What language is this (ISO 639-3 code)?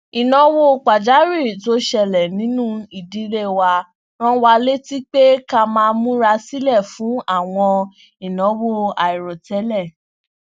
yor